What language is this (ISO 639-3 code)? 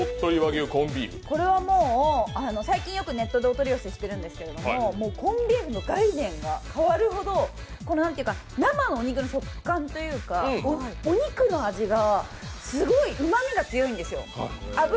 jpn